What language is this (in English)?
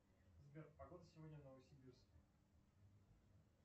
Russian